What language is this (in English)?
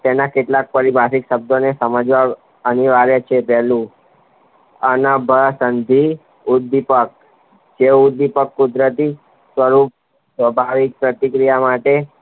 Gujarati